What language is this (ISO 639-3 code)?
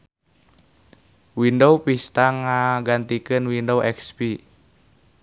sun